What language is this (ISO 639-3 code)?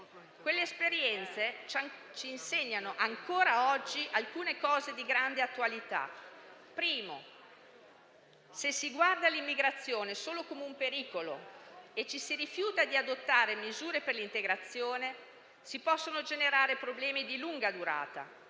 ita